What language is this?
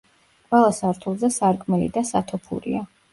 Georgian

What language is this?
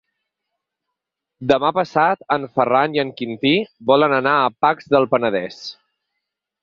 Catalan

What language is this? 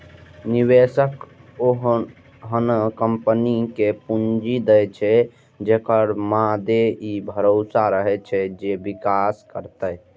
Maithili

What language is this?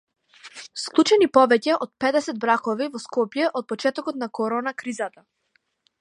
Macedonian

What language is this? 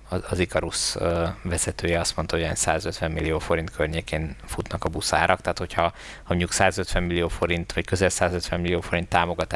Hungarian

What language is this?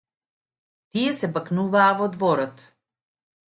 Macedonian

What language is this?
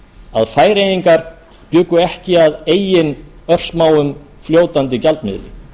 Icelandic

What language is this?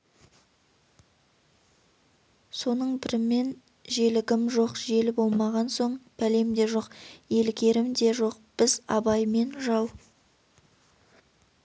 Kazakh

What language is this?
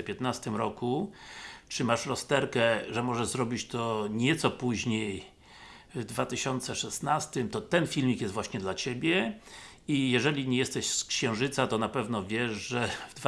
Polish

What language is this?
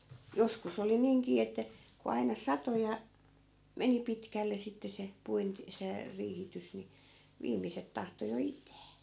Finnish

